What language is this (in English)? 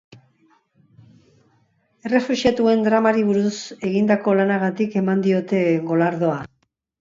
Basque